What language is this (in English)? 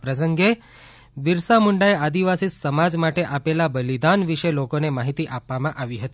Gujarati